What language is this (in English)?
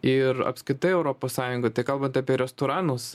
Lithuanian